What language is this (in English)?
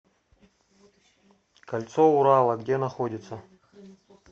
Russian